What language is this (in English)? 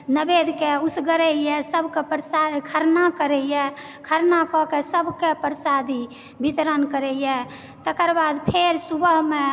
Maithili